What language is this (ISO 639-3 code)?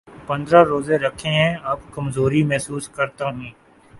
urd